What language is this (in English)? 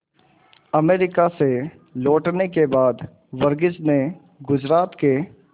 Hindi